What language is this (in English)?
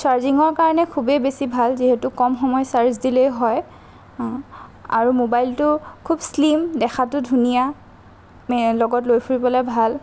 Assamese